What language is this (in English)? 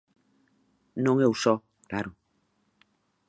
Galician